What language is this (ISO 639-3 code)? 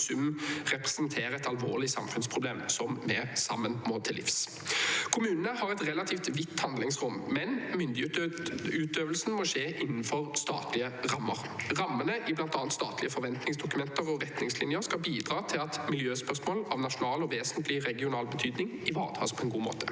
nor